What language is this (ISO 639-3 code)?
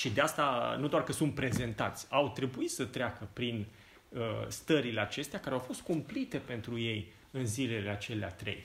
ron